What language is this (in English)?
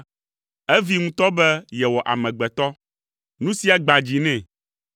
Ewe